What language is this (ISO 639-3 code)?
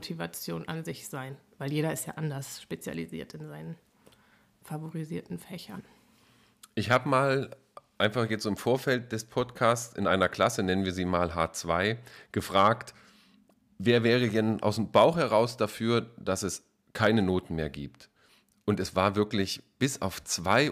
deu